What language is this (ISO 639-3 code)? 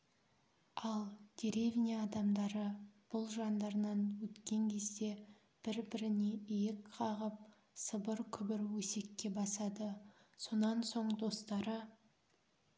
kaz